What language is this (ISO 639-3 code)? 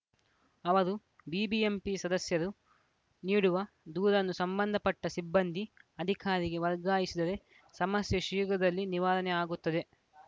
kan